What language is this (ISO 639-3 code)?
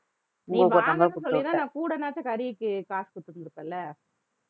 tam